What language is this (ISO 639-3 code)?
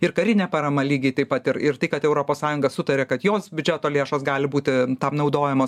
lit